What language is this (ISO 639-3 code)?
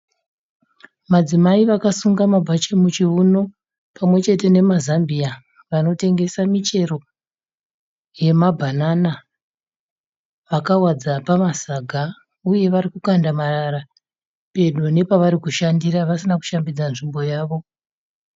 sna